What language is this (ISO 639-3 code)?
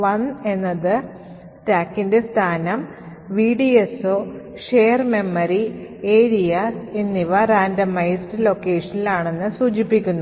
mal